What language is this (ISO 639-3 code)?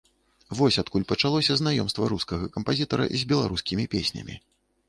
bel